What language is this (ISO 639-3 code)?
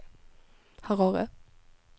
swe